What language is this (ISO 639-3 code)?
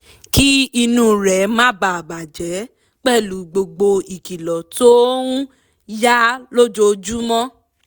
yor